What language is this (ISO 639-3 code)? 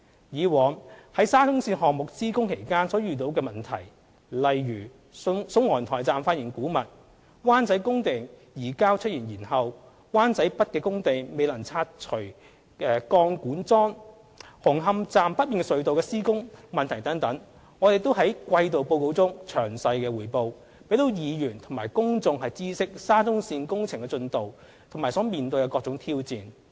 yue